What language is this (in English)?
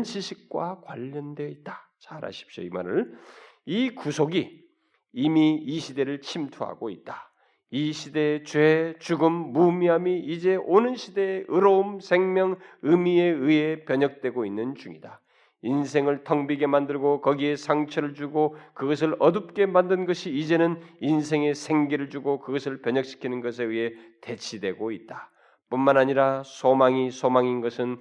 Korean